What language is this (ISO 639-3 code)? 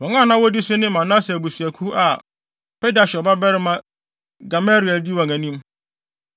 aka